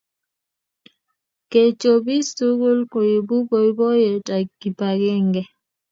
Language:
Kalenjin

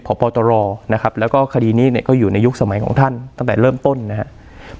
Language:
Thai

